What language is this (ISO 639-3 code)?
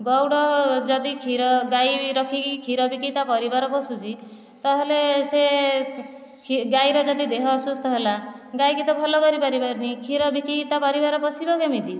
ori